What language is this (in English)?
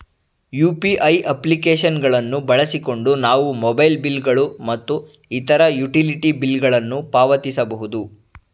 Kannada